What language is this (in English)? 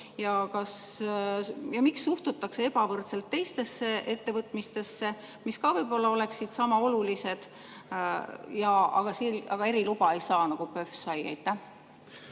Estonian